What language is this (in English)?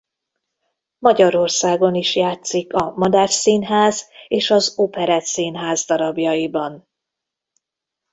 Hungarian